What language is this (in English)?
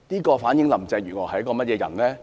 Cantonese